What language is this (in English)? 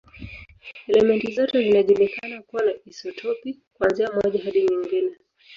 Swahili